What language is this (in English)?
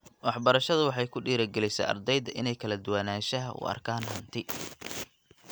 Somali